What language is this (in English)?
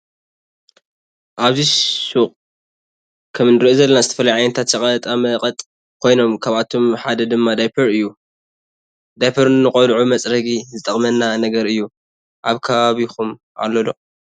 Tigrinya